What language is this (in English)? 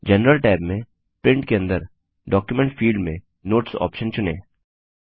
Hindi